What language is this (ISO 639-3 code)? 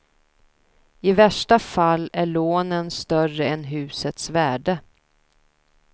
swe